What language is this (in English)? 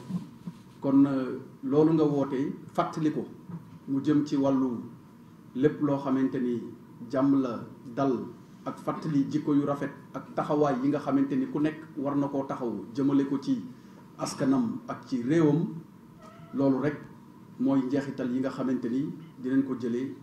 French